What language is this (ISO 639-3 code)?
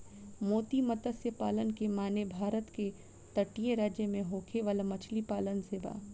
bho